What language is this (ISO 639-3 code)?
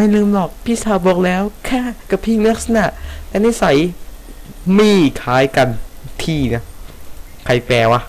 tha